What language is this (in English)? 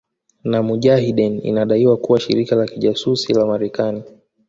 Swahili